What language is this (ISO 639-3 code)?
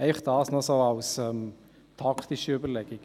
gsw